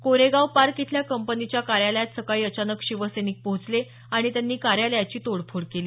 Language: Marathi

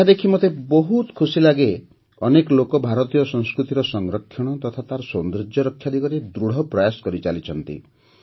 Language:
Odia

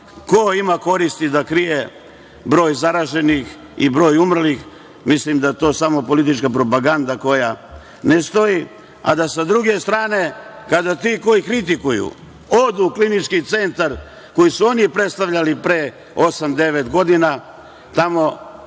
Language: Serbian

